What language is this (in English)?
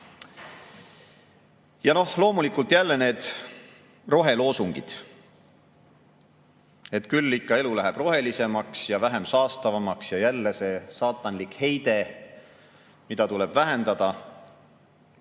Estonian